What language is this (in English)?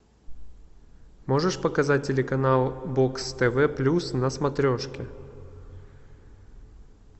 Russian